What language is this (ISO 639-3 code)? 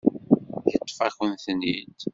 kab